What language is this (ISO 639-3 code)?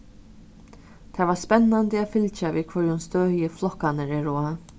fao